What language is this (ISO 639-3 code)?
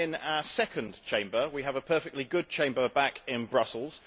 eng